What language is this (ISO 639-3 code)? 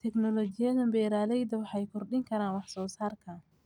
som